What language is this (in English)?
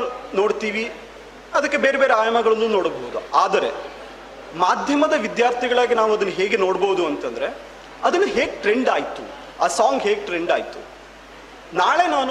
Kannada